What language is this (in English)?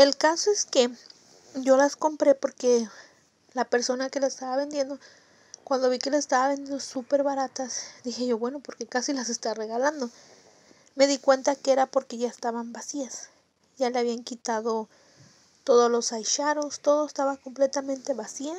Spanish